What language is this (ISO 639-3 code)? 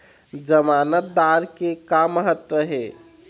hne